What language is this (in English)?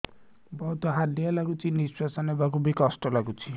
Odia